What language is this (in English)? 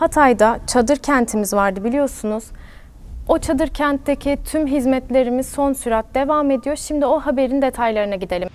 Turkish